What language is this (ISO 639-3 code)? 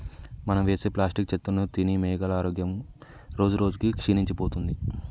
tel